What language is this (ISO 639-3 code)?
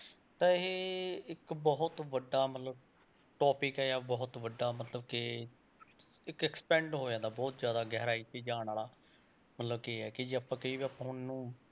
pan